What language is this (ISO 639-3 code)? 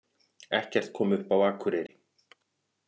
isl